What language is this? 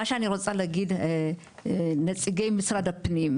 Hebrew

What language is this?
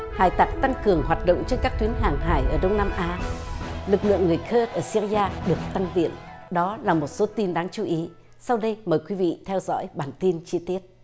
Vietnamese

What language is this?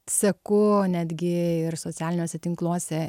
Lithuanian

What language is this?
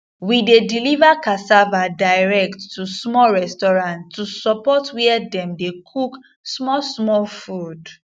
Nigerian Pidgin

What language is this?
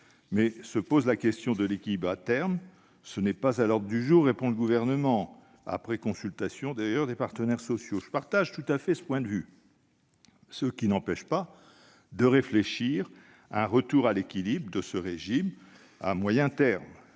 French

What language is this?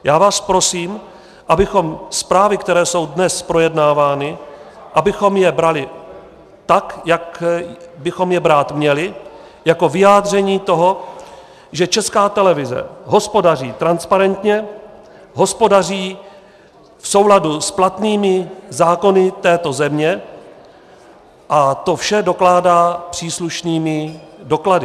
Czech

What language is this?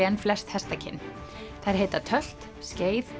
Icelandic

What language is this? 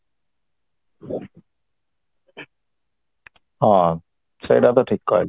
Odia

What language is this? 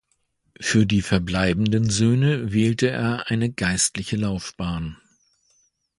German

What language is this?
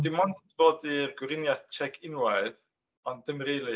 Welsh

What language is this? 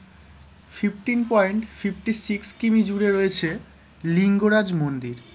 Bangla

